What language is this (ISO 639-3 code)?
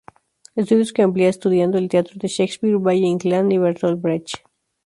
spa